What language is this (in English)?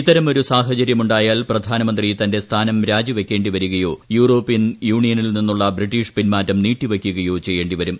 Malayalam